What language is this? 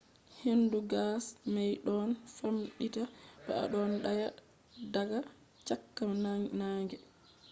Fula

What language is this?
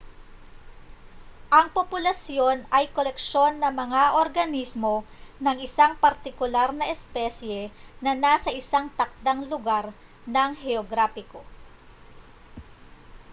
Filipino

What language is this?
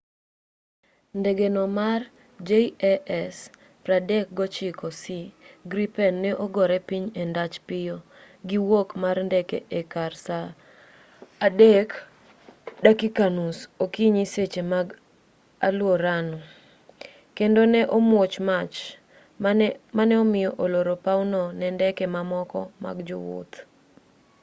Luo (Kenya and Tanzania)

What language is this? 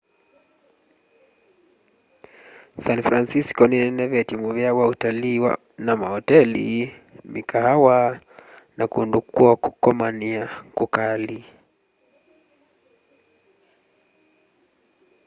Kamba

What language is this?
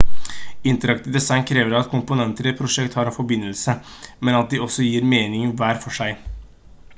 Norwegian Bokmål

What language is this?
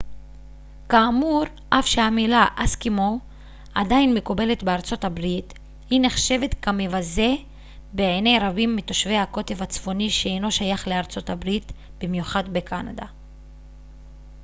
Hebrew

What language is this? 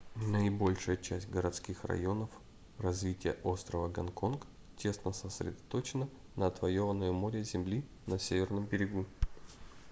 Russian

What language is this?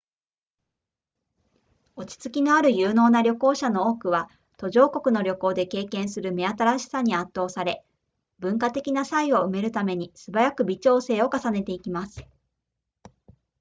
Japanese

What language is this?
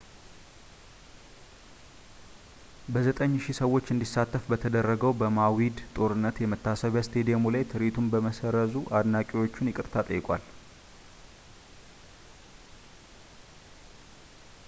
Amharic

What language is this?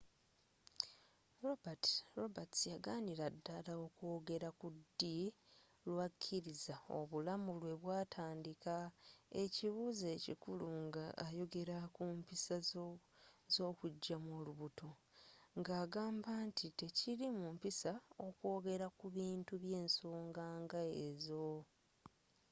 Ganda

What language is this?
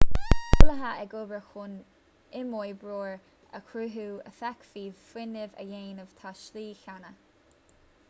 Irish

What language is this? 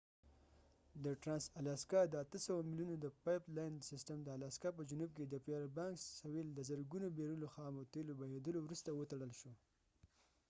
Pashto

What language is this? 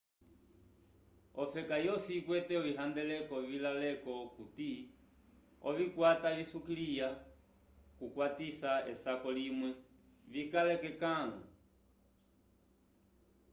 Umbundu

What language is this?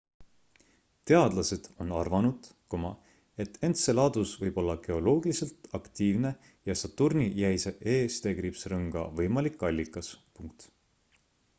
Estonian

